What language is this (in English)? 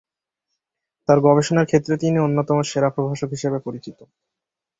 Bangla